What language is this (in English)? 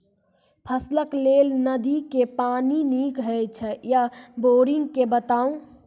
Maithili